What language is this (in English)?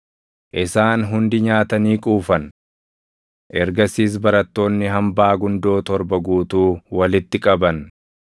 Oromo